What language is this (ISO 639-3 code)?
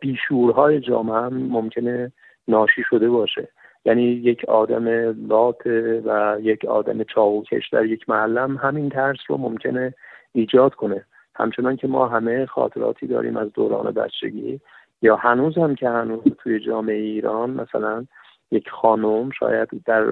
fas